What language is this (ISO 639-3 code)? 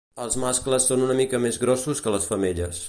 cat